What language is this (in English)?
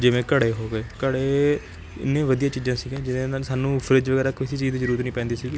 Punjabi